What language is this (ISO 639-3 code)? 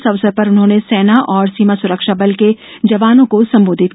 hin